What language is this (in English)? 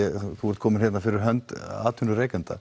Icelandic